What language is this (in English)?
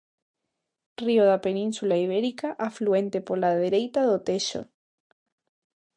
Galician